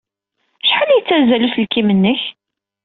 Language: Kabyle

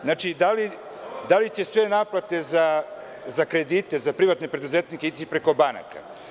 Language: Serbian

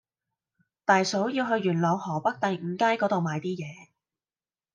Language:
Cantonese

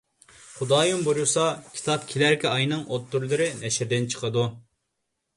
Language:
Uyghur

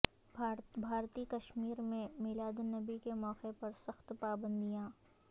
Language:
Urdu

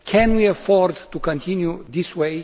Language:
English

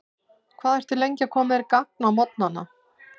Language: Icelandic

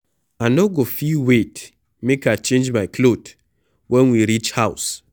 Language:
Nigerian Pidgin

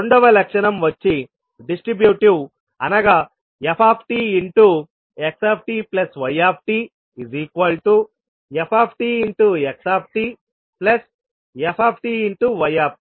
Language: Telugu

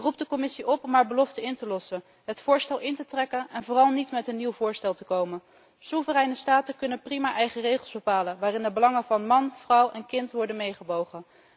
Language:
Dutch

